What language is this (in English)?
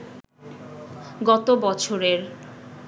Bangla